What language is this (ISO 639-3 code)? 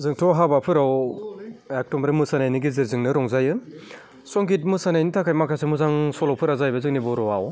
brx